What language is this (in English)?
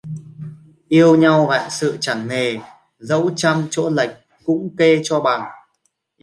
Vietnamese